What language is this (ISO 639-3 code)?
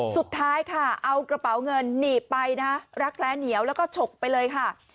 tha